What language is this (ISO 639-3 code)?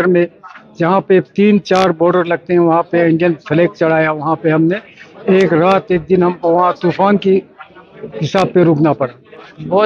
urd